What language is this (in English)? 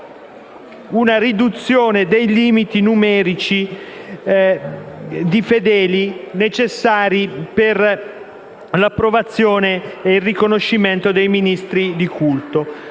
Italian